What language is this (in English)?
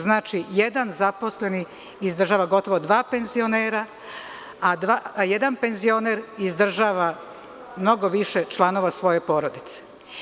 Serbian